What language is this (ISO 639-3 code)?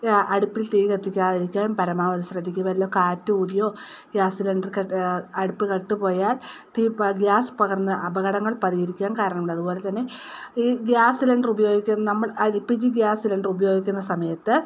mal